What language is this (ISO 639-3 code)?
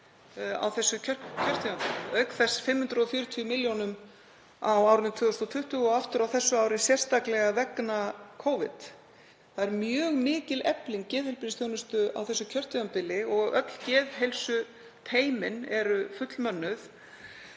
isl